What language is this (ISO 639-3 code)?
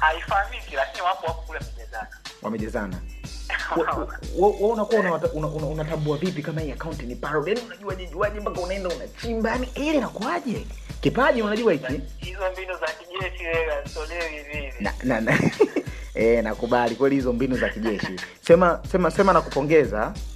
swa